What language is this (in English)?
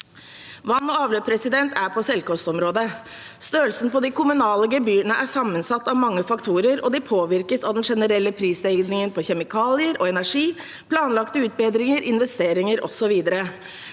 Norwegian